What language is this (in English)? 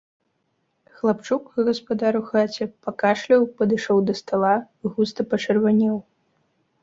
Belarusian